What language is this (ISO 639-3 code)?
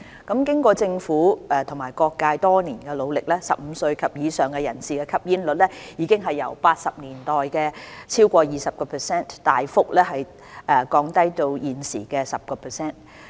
yue